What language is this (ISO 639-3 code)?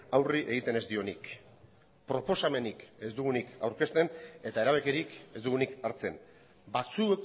eus